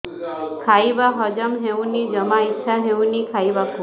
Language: Odia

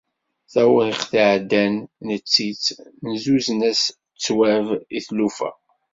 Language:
Kabyle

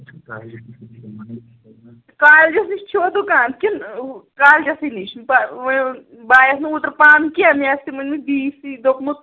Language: Kashmiri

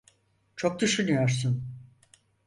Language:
Turkish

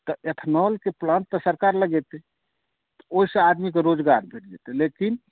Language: Maithili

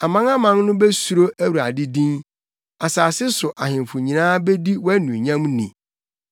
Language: Akan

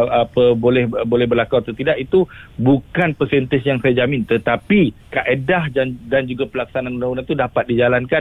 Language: Malay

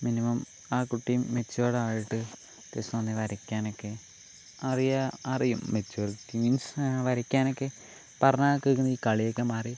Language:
Malayalam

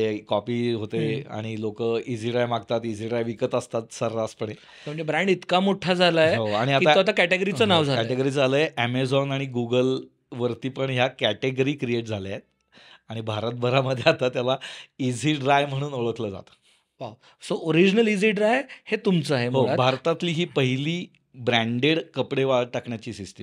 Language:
Marathi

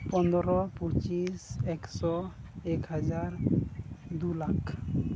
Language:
Santali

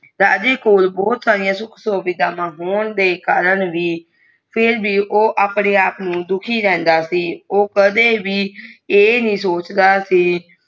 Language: Punjabi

